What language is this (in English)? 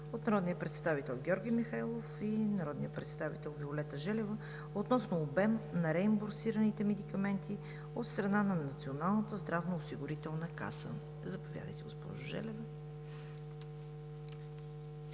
Bulgarian